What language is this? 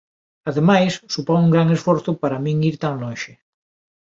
Galician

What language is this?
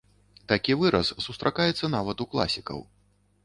Belarusian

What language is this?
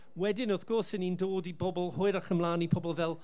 Welsh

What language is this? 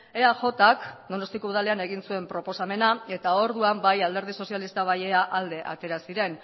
Basque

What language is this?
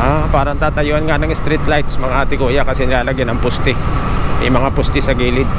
Filipino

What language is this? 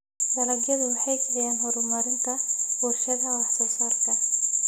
Somali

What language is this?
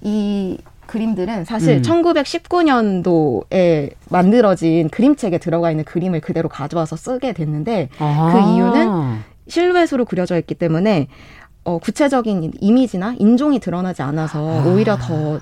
Korean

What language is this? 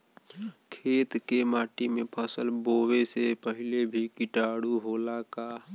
Bhojpuri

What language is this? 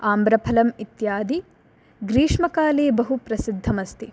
Sanskrit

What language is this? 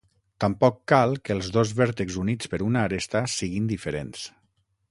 Catalan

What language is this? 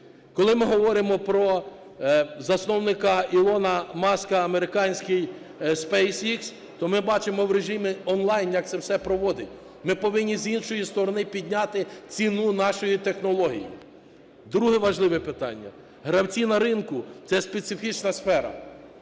Ukrainian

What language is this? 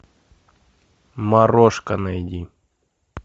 Russian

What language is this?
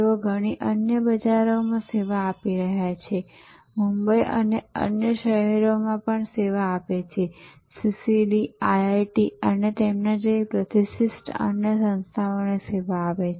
Gujarati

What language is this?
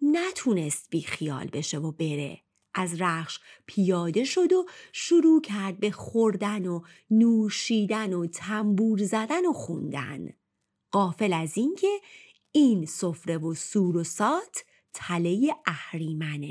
Persian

